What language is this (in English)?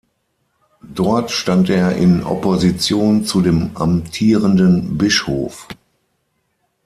German